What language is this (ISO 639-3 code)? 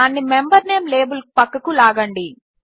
tel